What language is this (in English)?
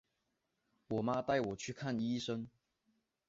Chinese